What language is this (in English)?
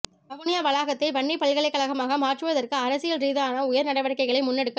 Tamil